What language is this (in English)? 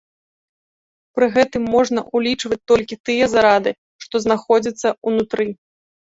Belarusian